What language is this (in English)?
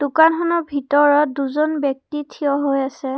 Assamese